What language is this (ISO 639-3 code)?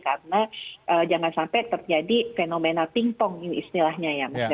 ind